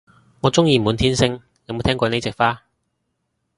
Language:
Cantonese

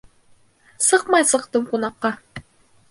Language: Bashkir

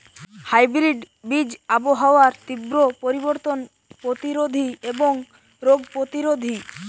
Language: Bangla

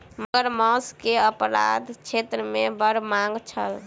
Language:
Maithili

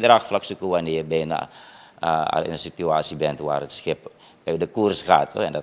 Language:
Dutch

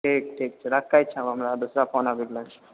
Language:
Maithili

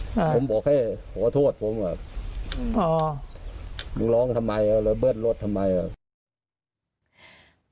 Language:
Thai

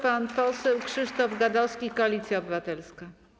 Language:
Polish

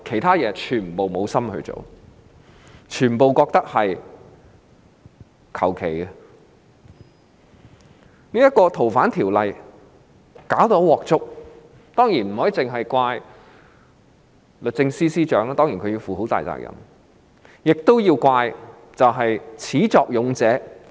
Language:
Cantonese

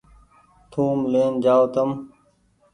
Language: Goaria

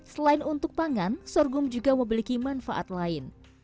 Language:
Indonesian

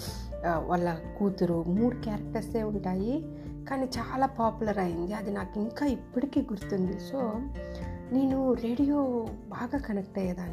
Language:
Telugu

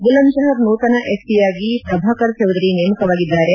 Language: Kannada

